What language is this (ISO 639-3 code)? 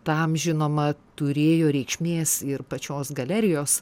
lit